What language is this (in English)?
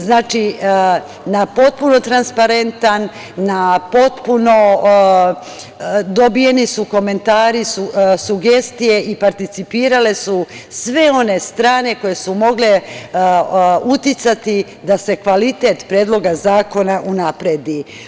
Serbian